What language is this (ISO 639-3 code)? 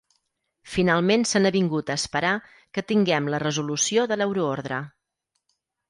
cat